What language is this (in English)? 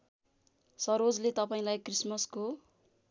Nepali